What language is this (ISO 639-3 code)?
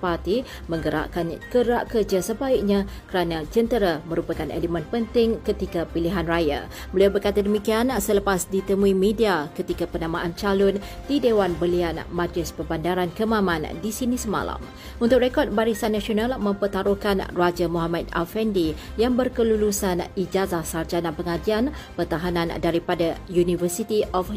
msa